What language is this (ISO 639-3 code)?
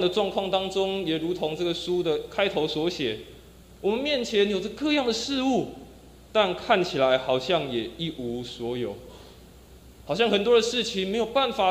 zho